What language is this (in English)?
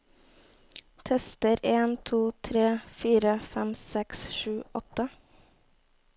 Norwegian